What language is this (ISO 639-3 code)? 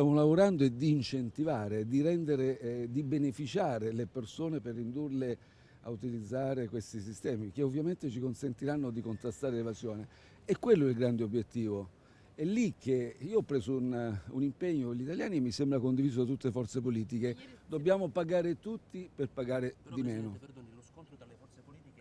ita